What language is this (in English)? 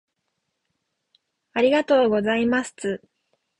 Japanese